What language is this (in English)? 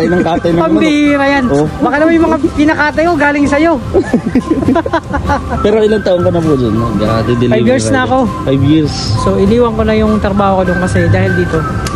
Filipino